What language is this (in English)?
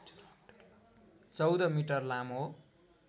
Nepali